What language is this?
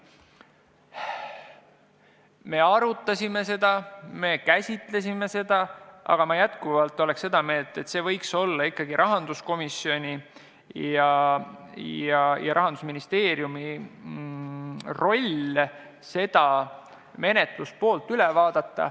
Estonian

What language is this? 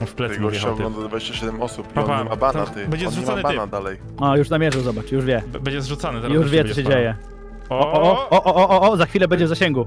Polish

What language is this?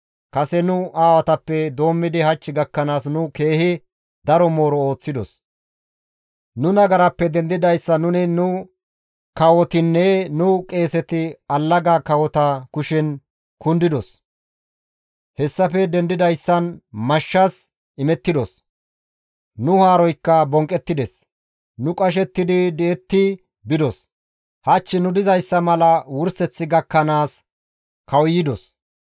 Gamo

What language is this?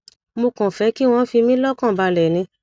Yoruba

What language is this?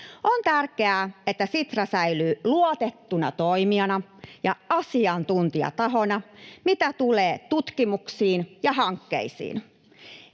Finnish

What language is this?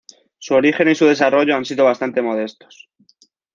Spanish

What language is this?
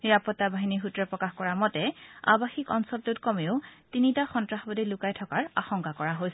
Assamese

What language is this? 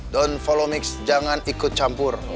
Indonesian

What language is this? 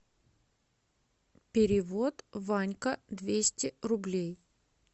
Russian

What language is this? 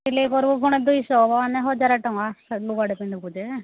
Odia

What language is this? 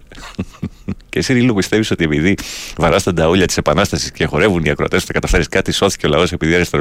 Greek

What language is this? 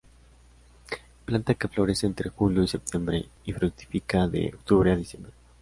Spanish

